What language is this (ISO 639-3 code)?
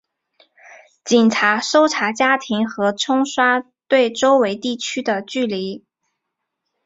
zho